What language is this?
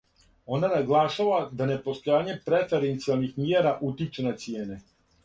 Serbian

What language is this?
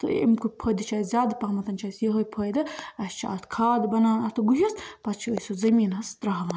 Kashmiri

